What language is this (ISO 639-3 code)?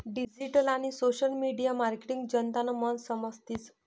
mar